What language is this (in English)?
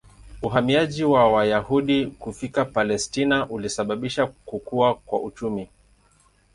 Swahili